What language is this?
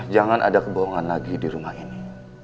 Indonesian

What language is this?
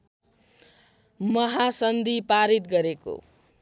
Nepali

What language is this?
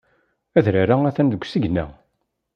Kabyle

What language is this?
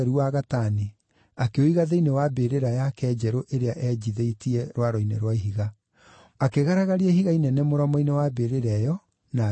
Kikuyu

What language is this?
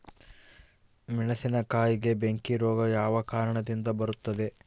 Kannada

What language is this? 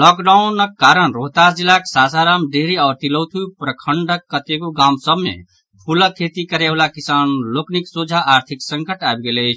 Maithili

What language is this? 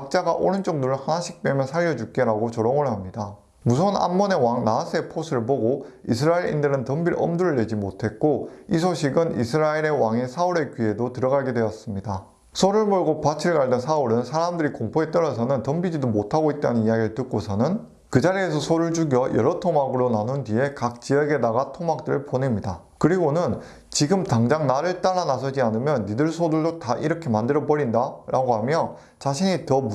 Korean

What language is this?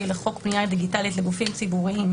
Hebrew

